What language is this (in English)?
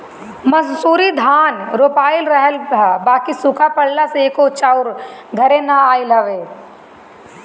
Bhojpuri